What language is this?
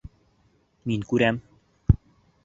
Bashkir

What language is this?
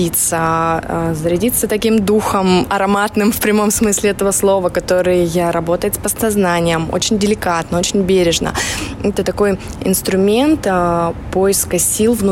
Russian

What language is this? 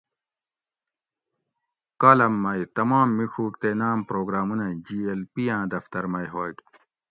Gawri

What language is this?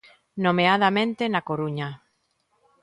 Galician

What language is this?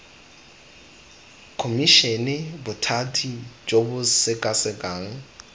Tswana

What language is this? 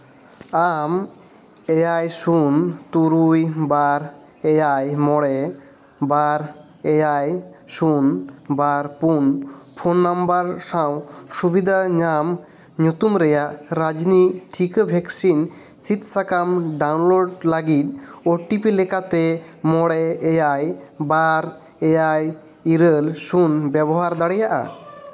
Santali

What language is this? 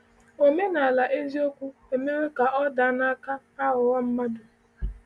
Igbo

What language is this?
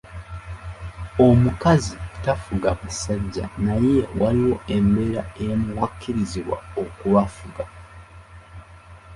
Ganda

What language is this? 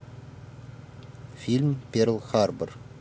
Russian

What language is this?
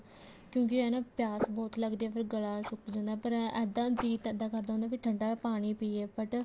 Punjabi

